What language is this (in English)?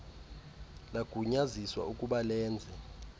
Xhosa